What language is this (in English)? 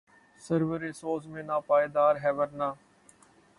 Urdu